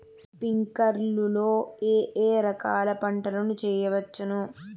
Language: Telugu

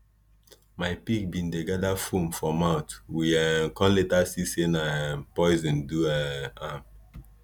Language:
Nigerian Pidgin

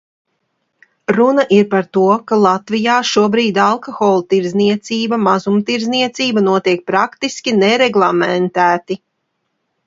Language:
Latvian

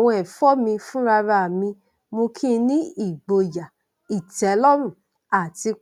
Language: Yoruba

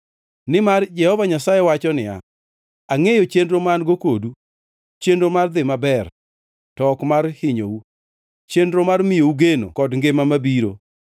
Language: Luo (Kenya and Tanzania)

